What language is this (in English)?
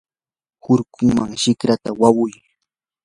Yanahuanca Pasco Quechua